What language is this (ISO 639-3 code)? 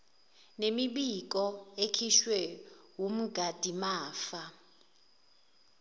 zul